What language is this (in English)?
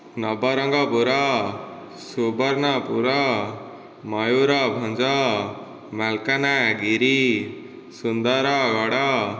Odia